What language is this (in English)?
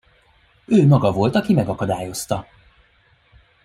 Hungarian